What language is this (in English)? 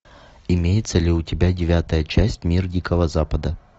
Russian